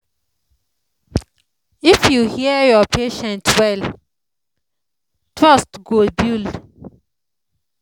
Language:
Nigerian Pidgin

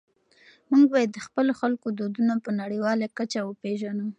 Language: Pashto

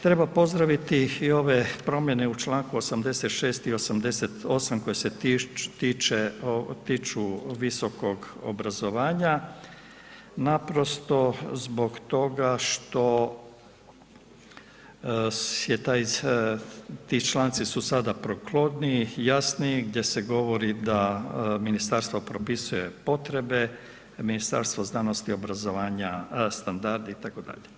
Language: Croatian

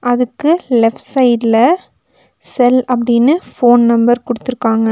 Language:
Tamil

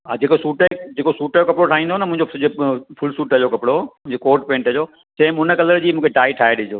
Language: Sindhi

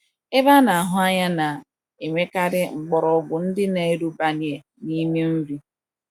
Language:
Igbo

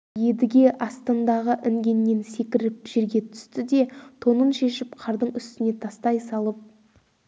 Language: Kazakh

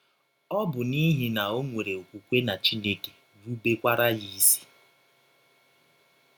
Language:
Igbo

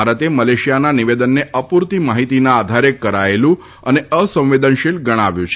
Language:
Gujarati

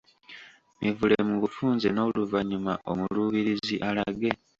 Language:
Ganda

